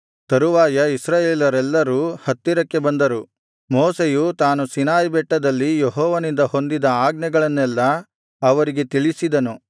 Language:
Kannada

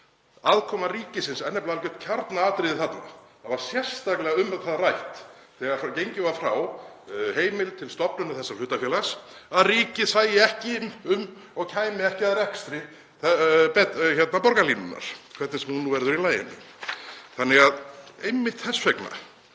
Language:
Icelandic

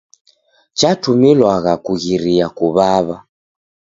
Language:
Taita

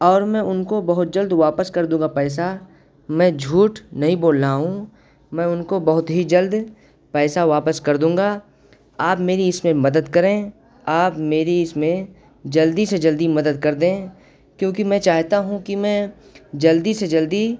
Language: Urdu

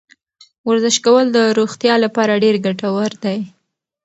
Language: Pashto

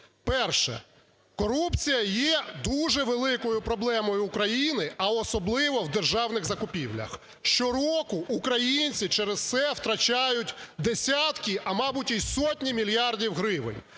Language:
Ukrainian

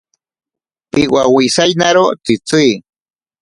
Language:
Ashéninka Perené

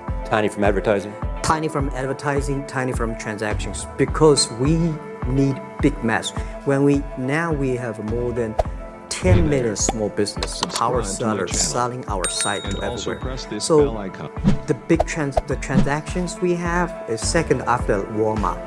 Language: English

